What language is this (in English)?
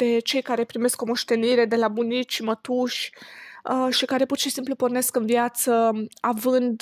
Romanian